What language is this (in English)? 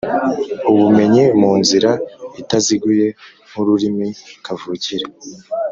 Kinyarwanda